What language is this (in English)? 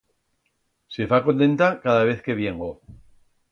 Aragonese